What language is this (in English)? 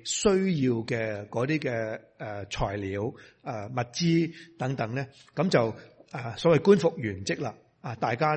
Chinese